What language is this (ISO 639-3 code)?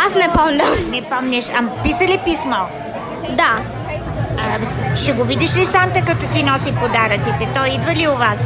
bul